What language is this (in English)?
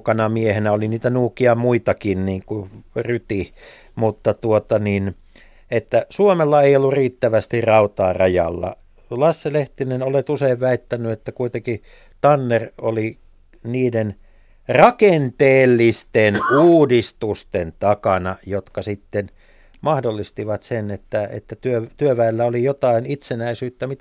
Finnish